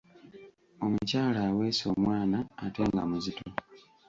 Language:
Ganda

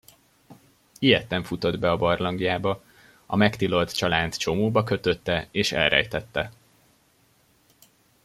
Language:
Hungarian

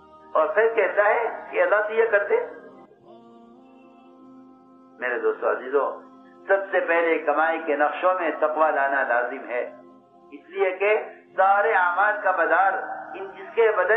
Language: Arabic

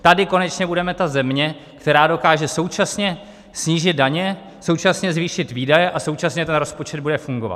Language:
Czech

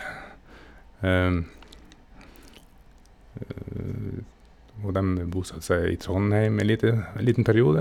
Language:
Norwegian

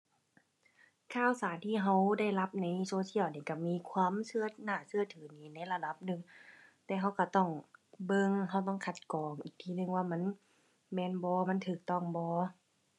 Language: Thai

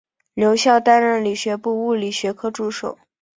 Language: Chinese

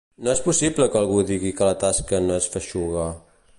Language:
Catalan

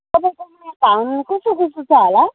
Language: Nepali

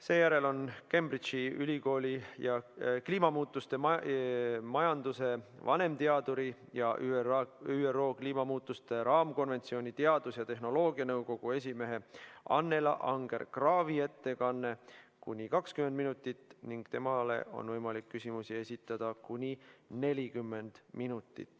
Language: Estonian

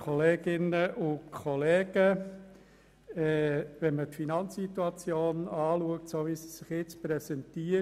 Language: Swiss German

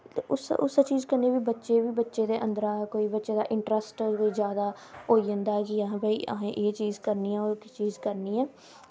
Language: Dogri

